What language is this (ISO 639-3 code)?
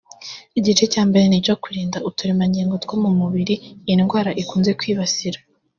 kin